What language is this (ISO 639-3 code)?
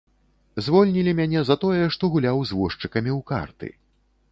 bel